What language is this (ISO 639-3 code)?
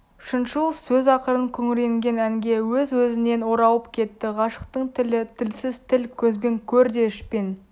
kaz